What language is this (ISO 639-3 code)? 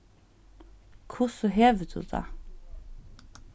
fao